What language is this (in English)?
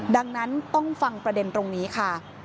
Thai